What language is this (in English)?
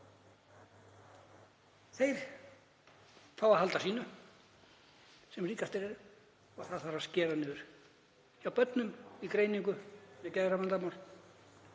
Icelandic